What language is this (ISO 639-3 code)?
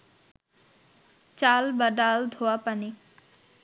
ben